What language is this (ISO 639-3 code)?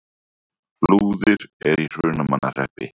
isl